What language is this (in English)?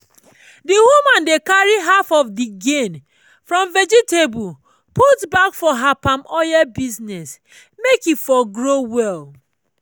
Nigerian Pidgin